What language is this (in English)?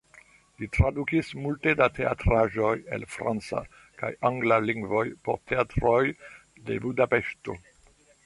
Esperanto